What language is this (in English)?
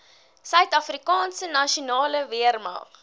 Afrikaans